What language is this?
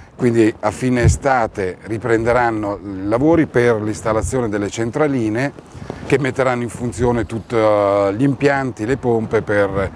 Italian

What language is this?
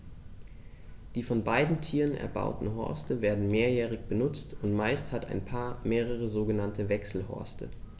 German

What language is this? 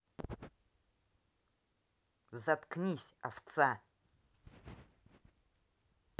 Russian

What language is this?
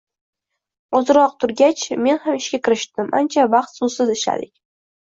Uzbek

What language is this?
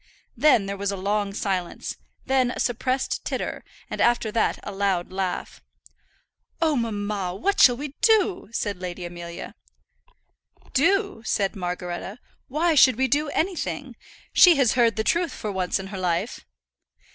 English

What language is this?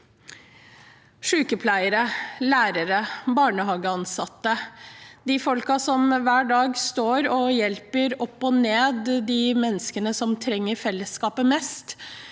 Norwegian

